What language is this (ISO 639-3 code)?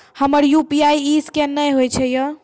mai